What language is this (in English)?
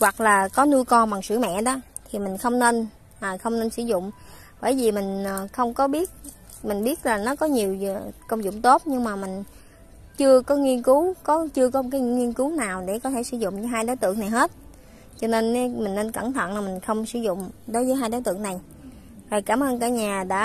Vietnamese